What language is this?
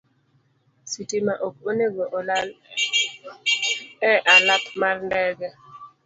Luo (Kenya and Tanzania)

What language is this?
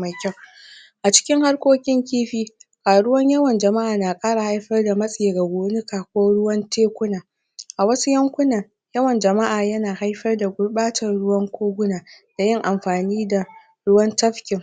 Hausa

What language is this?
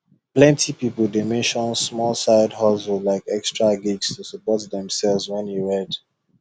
Nigerian Pidgin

